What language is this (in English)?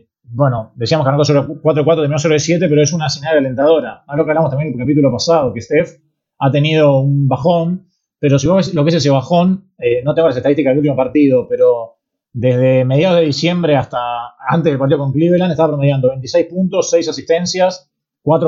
Spanish